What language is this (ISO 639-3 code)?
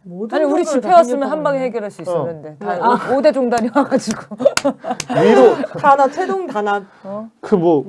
kor